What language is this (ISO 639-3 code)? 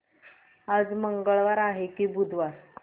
mar